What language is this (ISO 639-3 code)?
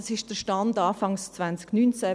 gsw